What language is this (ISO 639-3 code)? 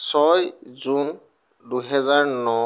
asm